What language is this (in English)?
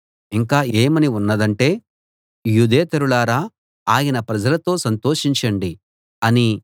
Telugu